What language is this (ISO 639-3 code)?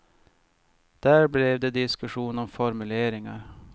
swe